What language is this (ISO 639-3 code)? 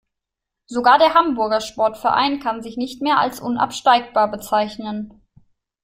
deu